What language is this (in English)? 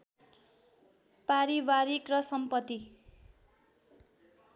Nepali